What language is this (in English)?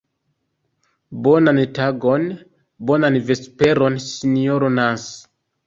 Esperanto